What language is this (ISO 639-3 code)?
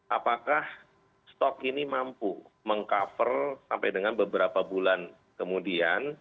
ind